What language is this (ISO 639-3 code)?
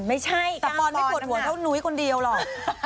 tha